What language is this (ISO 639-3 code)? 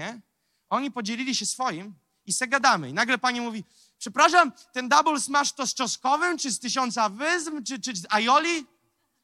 pol